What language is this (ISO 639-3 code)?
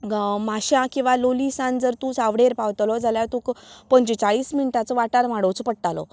kok